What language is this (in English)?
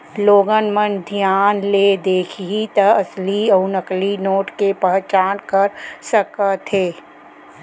Chhattisgarhi